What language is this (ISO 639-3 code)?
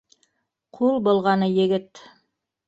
bak